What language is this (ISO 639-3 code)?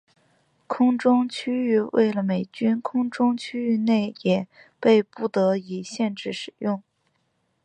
zho